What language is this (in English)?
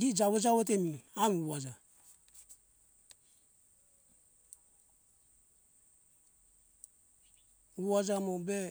Hunjara-Kaina Ke